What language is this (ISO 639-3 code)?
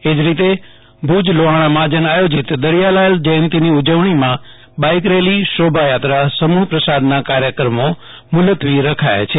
guj